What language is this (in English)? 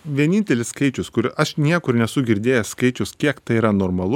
Lithuanian